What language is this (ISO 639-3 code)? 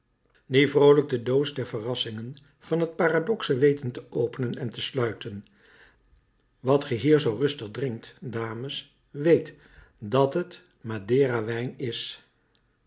nld